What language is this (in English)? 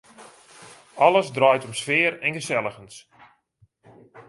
Western Frisian